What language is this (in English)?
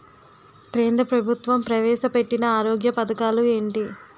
Telugu